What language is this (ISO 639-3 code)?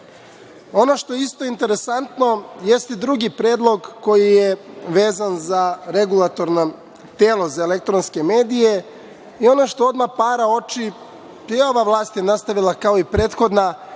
srp